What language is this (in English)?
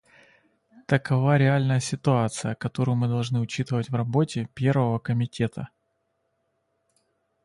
Russian